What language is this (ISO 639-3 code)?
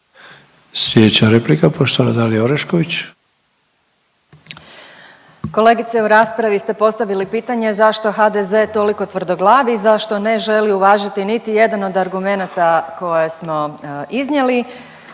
hrv